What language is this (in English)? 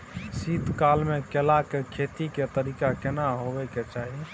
Maithili